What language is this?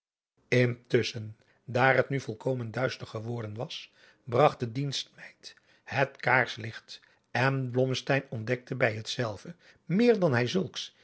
Dutch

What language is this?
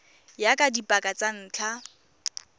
Tswana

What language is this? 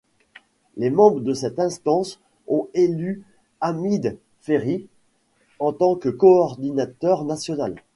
French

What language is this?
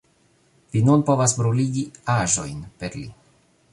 Esperanto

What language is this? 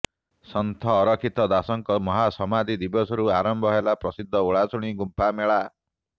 Odia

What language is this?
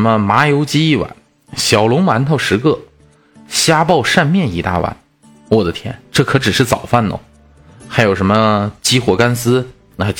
Chinese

